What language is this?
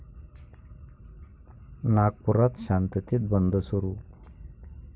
Marathi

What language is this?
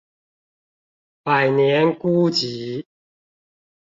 Chinese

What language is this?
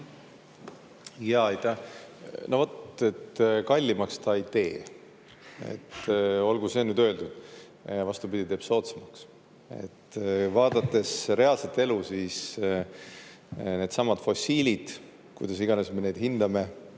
Estonian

